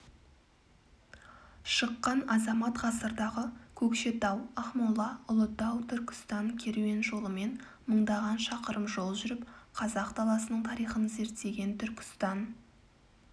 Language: Kazakh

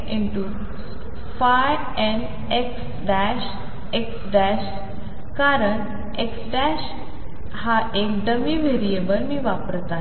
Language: Marathi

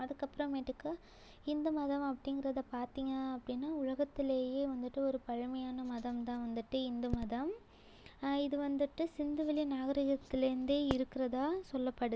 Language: Tamil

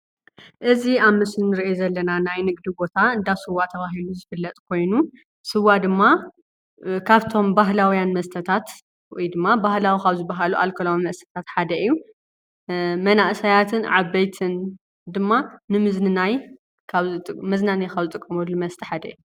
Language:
Tigrinya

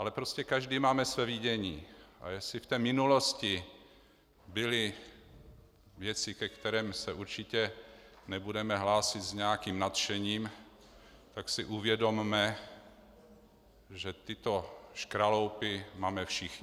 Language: Czech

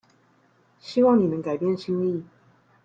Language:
Chinese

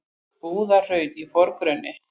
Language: Icelandic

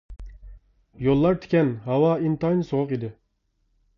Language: Uyghur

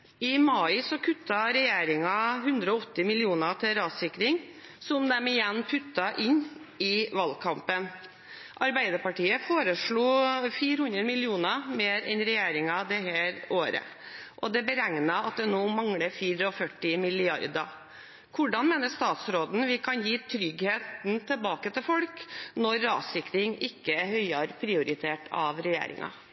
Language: Norwegian Bokmål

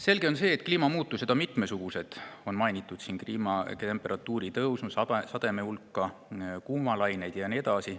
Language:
Estonian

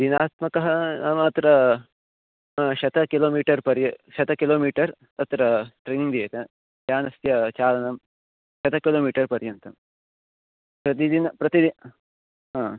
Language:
Sanskrit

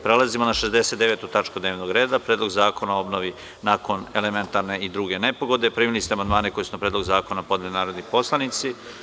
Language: Serbian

